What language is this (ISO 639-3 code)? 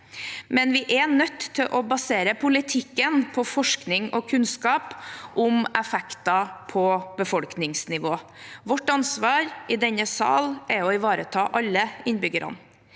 nor